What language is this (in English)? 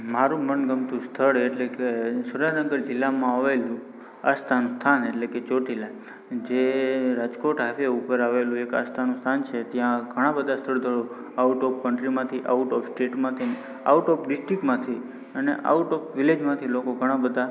Gujarati